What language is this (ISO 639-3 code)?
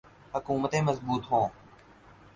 urd